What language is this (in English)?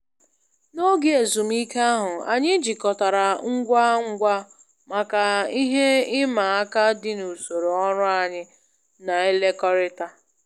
Igbo